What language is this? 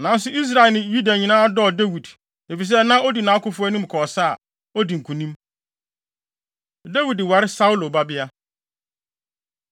Akan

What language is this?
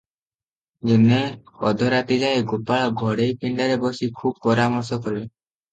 Odia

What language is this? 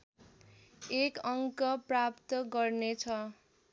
Nepali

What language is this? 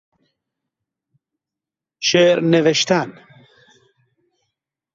Persian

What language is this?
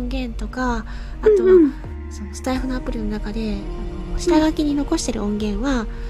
Japanese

